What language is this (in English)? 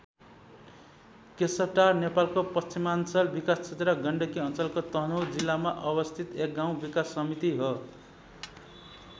Nepali